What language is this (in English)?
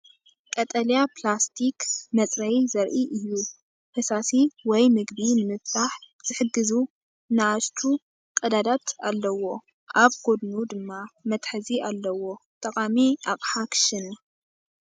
Tigrinya